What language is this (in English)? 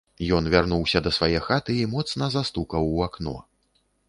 Belarusian